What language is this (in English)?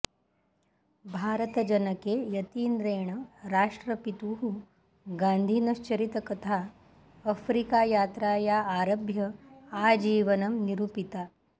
Sanskrit